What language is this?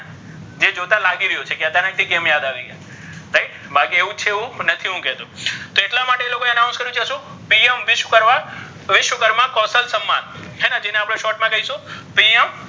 Gujarati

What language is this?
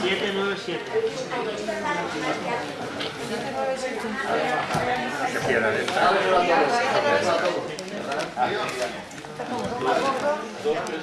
Spanish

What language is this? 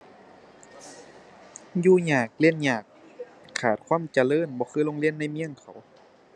Thai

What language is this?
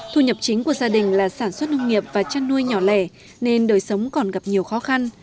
Vietnamese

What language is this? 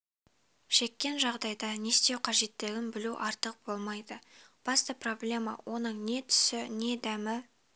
Kazakh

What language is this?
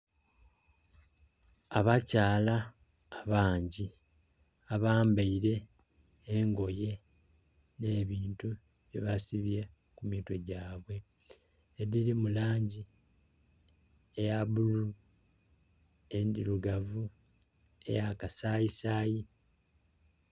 Soga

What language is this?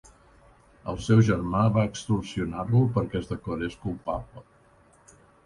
Catalan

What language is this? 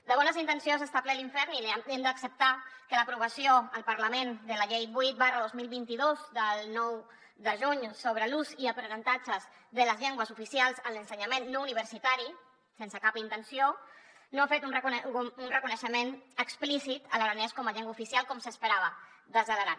Catalan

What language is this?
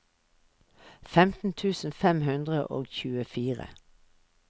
Norwegian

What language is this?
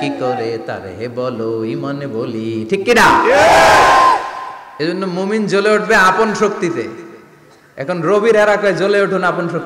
Arabic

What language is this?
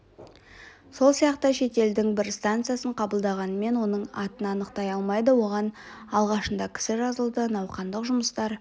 Kazakh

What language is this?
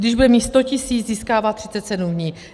Czech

